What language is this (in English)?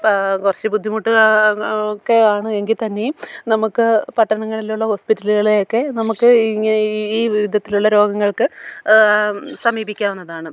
Malayalam